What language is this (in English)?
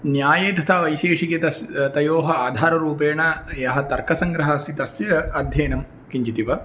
Sanskrit